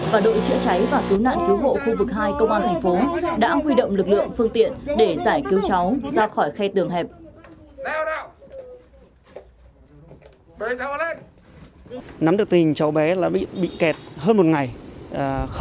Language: Vietnamese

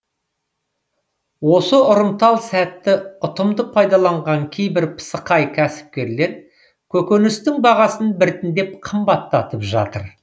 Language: Kazakh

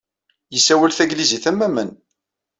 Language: Kabyle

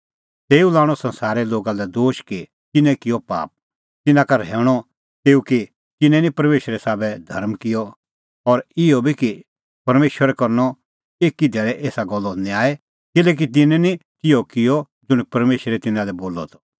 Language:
Kullu Pahari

